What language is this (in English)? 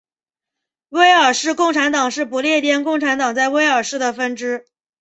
Chinese